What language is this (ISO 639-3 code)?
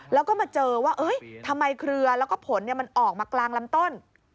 tha